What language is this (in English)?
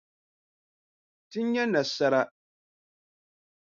Dagbani